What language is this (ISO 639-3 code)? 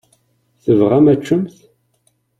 kab